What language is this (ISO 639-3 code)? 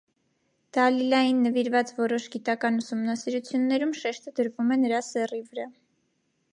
hye